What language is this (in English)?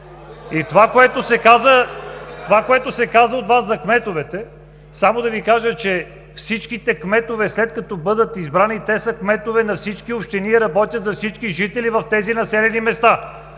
Bulgarian